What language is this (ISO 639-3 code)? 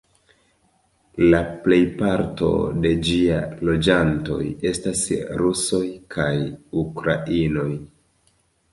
epo